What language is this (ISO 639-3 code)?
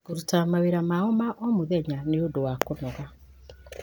kik